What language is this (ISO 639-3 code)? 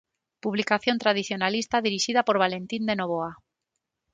glg